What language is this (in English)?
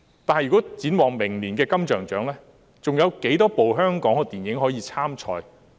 Cantonese